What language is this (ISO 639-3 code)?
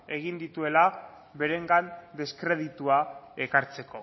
eus